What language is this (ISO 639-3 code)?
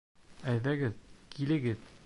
bak